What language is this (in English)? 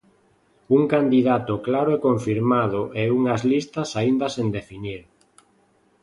Galician